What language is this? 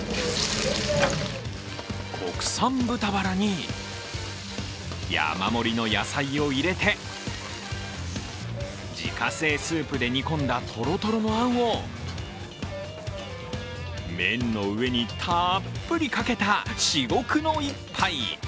Japanese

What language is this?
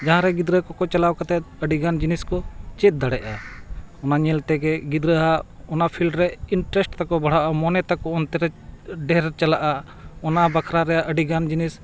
Santali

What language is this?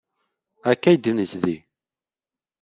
Kabyle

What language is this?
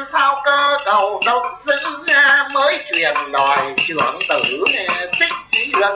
Vietnamese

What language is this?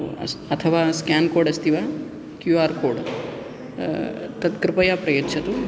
Sanskrit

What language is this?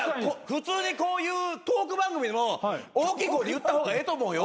Japanese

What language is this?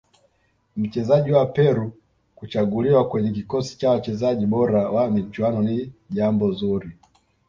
Swahili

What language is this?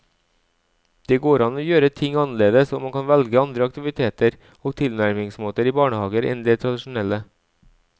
Norwegian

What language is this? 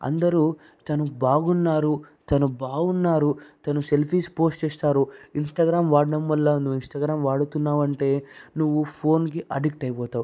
Telugu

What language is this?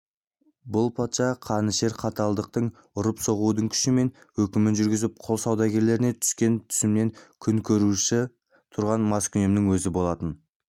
Kazakh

